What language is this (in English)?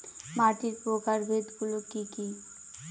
Bangla